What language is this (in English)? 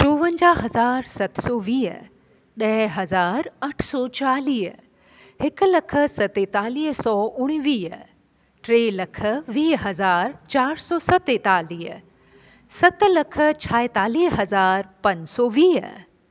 Sindhi